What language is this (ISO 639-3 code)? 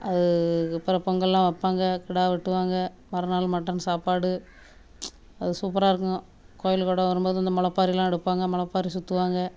tam